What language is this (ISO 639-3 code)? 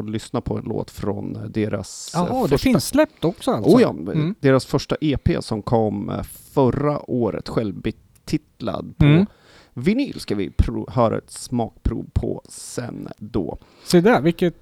swe